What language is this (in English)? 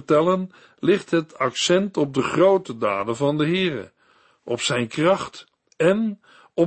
Dutch